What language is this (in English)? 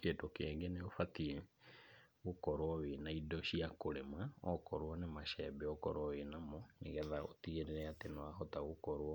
Kikuyu